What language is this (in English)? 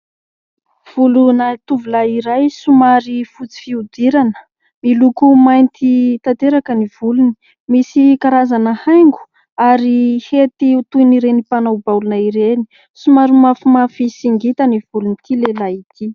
Malagasy